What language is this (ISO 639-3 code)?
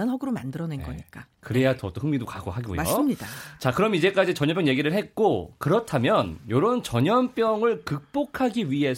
kor